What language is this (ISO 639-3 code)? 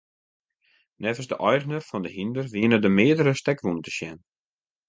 fry